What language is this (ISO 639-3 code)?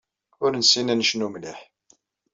kab